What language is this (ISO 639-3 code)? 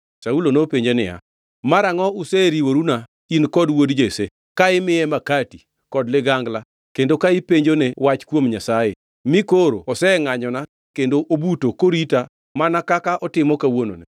luo